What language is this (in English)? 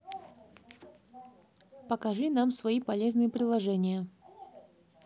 Russian